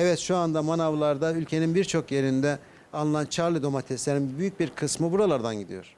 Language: Turkish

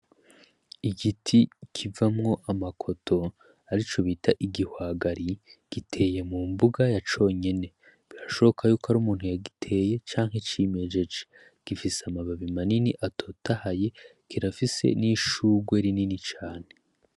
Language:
Rundi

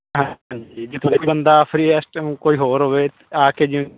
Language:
Punjabi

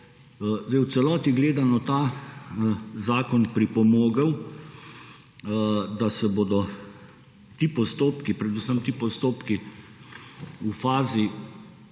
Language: Slovenian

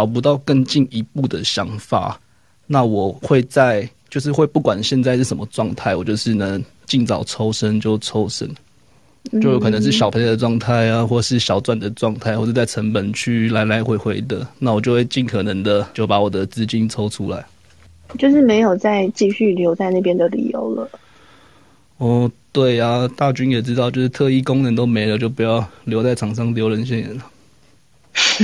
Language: Chinese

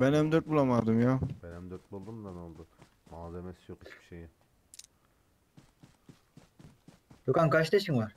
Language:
Turkish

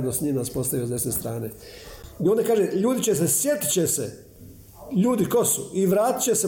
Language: Croatian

